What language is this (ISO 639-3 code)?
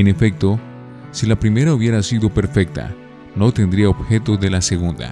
spa